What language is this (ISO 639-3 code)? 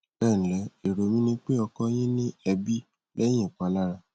yor